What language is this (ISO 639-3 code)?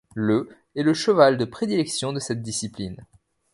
fra